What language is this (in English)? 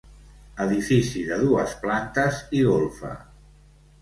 Catalan